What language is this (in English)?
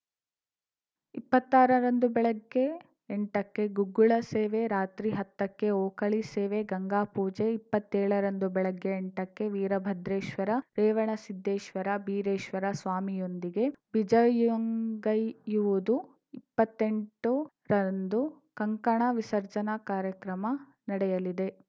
Kannada